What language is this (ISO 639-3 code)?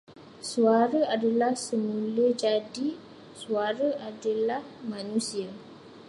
msa